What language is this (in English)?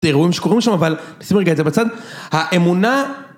Hebrew